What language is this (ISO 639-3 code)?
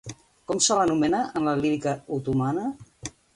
cat